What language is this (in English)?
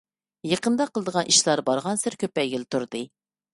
Uyghur